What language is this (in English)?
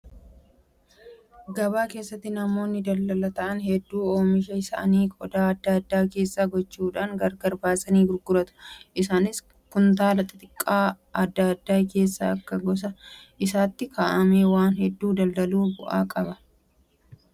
Oromo